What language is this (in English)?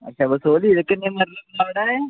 Dogri